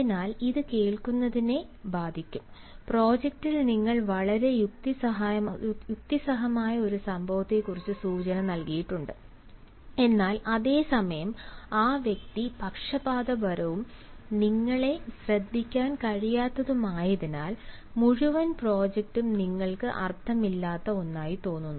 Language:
Malayalam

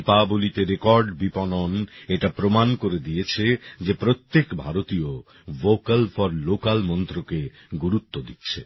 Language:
Bangla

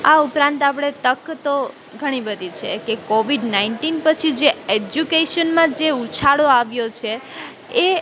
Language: Gujarati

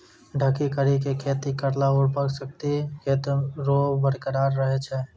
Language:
Maithili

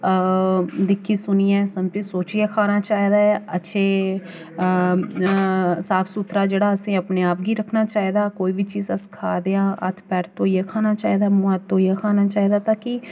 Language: Dogri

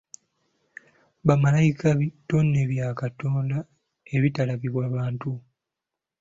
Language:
Ganda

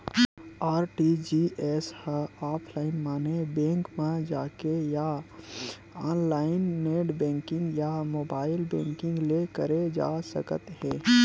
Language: Chhattisgarhi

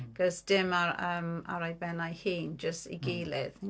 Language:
Welsh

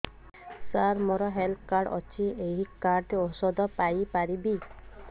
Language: Odia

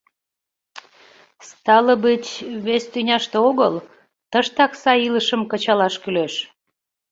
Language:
Mari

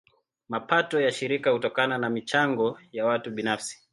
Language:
Swahili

